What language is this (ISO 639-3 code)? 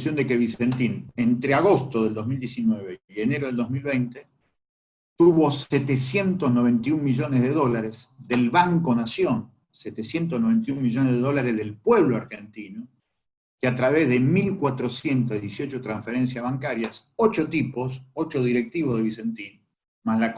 spa